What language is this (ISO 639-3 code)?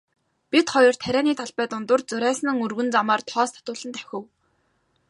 mon